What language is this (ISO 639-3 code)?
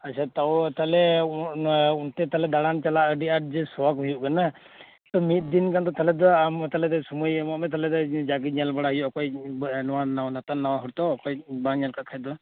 sat